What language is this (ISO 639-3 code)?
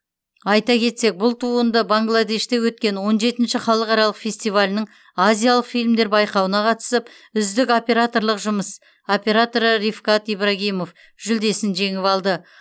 kaz